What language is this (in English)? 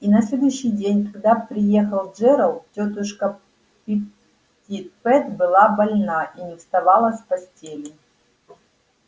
Russian